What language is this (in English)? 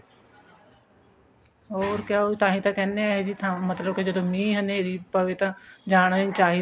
Punjabi